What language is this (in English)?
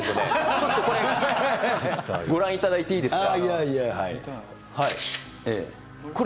Japanese